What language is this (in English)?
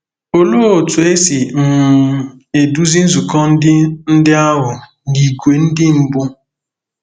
Igbo